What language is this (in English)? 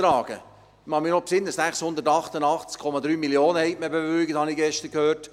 Swiss German